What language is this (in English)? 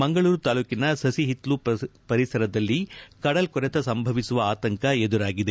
Kannada